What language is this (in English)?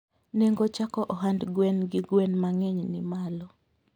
Luo (Kenya and Tanzania)